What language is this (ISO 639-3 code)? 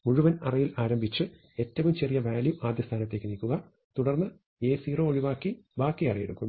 mal